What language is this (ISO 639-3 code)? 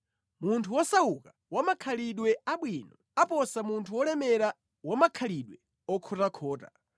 nya